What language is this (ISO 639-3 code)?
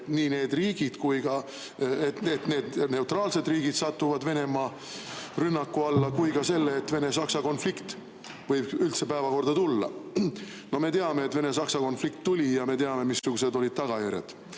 est